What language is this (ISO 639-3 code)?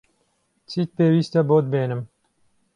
ckb